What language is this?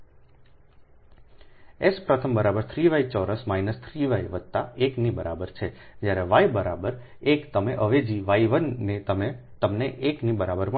Gujarati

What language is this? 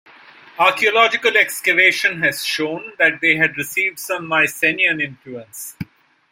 English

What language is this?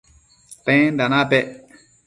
Matsés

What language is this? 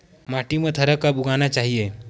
Chhattisgarhi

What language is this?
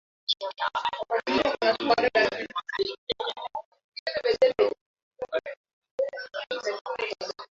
Swahili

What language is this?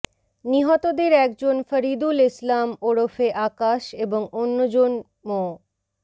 Bangla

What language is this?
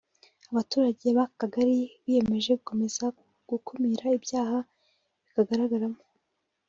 Kinyarwanda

